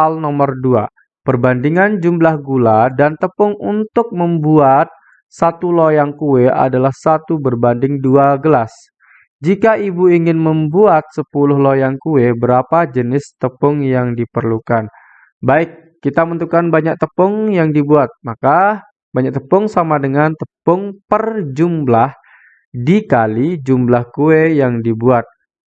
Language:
Indonesian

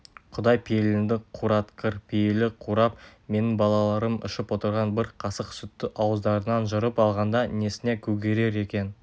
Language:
Kazakh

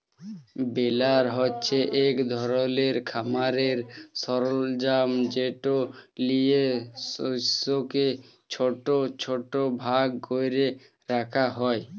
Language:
Bangla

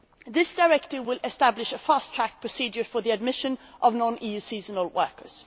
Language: English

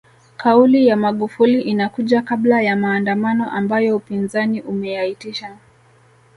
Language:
Swahili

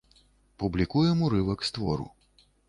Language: Belarusian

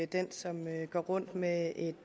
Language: Danish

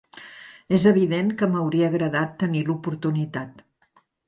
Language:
Catalan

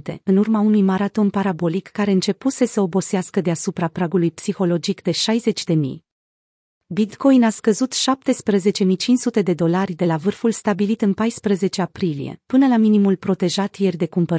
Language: Romanian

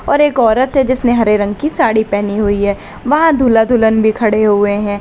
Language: Hindi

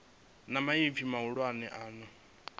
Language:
Venda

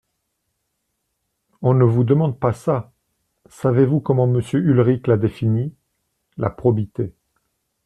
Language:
French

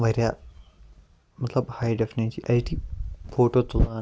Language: Kashmiri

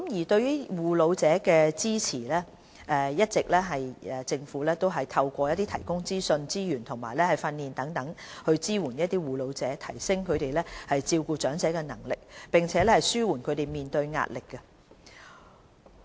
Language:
Cantonese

